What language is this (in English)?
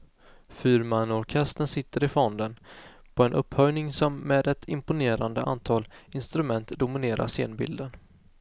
Swedish